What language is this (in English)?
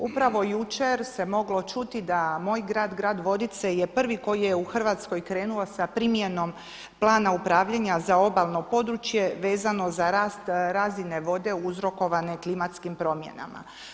Croatian